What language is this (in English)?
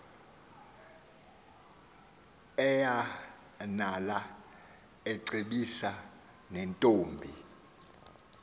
Xhosa